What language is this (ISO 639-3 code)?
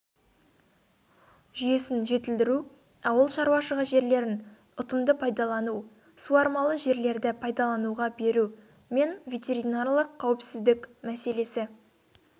kaz